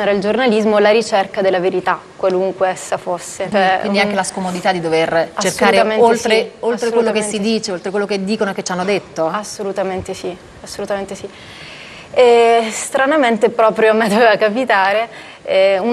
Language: Italian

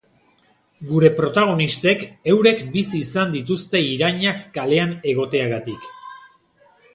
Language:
Basque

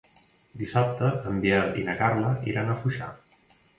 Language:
Catalan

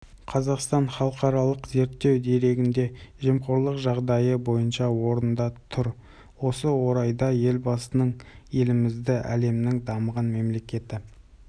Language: Kazakh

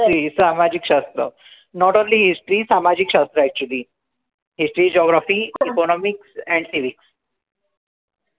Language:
Marathi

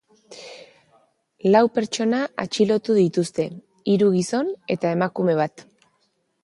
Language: Basque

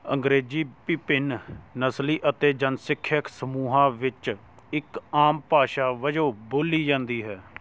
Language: Punjabi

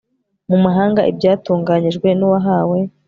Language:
Kinyarwanda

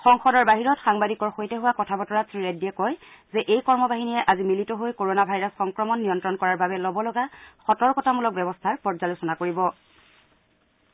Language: Assamese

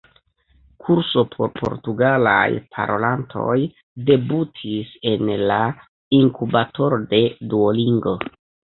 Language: Esperanto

